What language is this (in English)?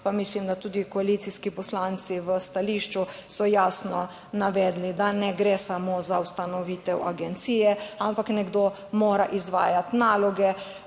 Slovenian